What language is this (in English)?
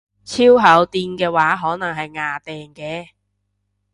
Cantonese